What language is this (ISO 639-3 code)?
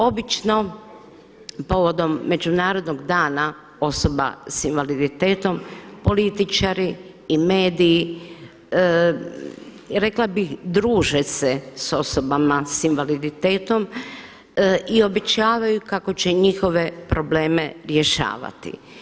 hrv